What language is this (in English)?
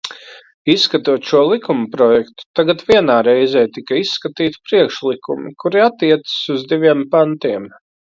Latvian